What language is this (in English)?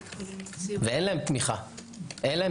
Hebrew